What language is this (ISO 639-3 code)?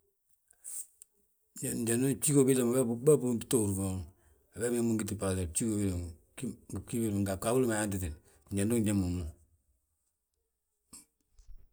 bjt